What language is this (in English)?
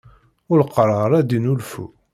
Kabyle